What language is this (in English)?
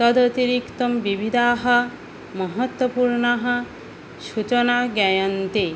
Sanskrit